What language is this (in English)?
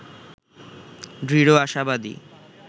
Bangla